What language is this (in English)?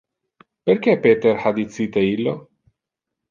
Interlingua